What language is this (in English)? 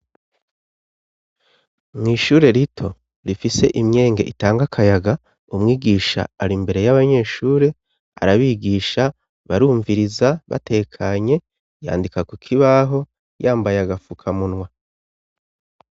Rundi